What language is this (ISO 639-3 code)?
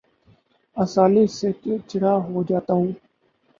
urd